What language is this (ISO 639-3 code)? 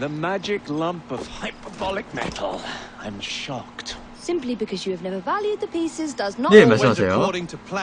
kor